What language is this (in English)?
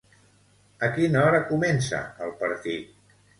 Catalan